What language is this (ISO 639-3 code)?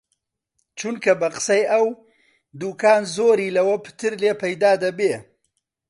ckb